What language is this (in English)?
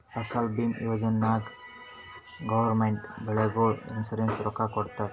Kannada